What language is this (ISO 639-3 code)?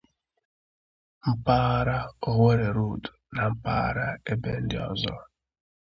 ibo